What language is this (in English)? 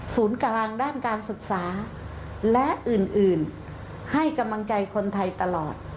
Thai